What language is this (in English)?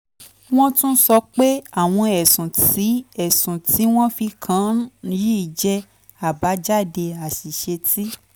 Yoruba